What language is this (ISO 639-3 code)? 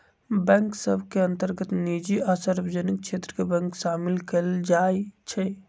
mag